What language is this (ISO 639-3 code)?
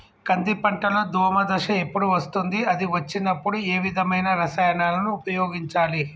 tel